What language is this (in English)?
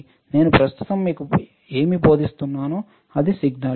Telugu